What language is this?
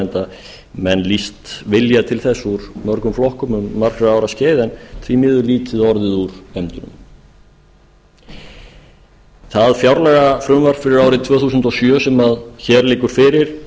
Icelandic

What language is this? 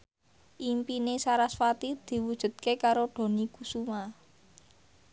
Javanese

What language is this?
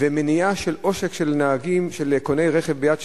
Hebrew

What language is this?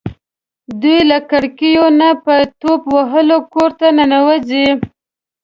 Pashto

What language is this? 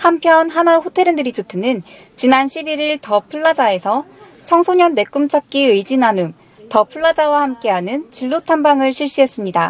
Korean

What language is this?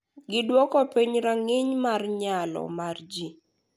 Luo (Kenya and Tanzania)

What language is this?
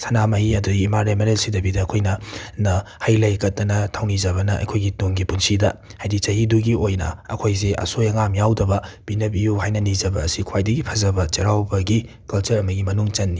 Manipuri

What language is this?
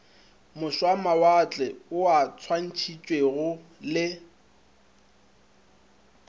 Northern Sotho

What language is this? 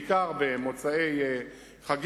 Hebrew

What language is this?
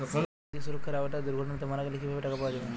Bangla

